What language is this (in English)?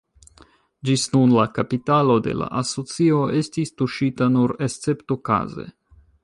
Esperanto